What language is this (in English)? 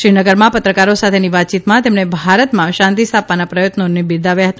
Gujarati